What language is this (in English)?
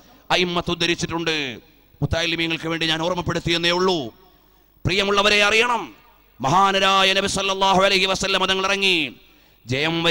Malayalam